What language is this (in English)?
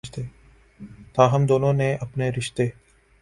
Urdu